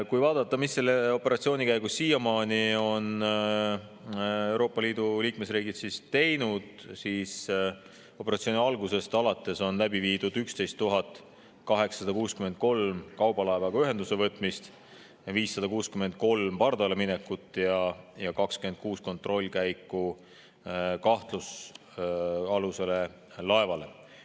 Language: Estonian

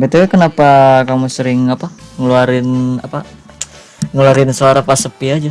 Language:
Indonesian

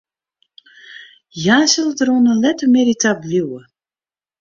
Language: Western Frisian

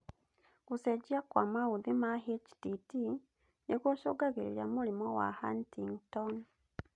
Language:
Kikuyu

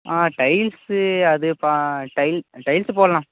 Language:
Tamil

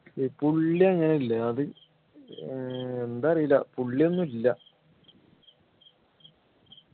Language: Malayalam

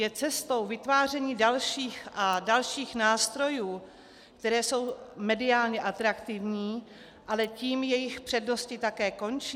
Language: Czech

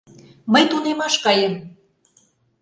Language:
Mari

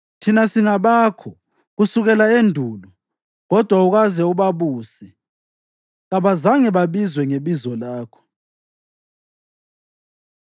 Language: North Ndebele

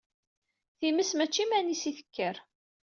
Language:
Kabyle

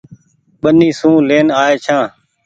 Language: Goaria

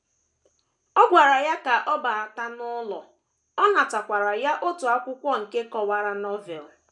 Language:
Igbo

